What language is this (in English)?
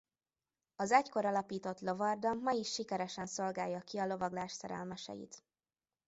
Hungarian